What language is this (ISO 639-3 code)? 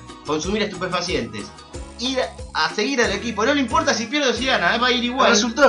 spa